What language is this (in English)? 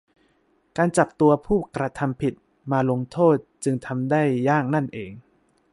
Thai